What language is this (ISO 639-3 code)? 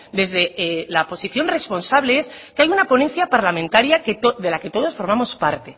spa